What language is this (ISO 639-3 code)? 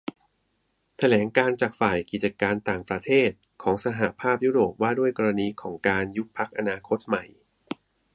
tha